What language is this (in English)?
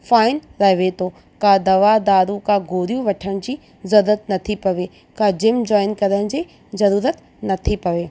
Sindhi